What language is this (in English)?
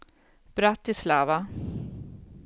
Swedish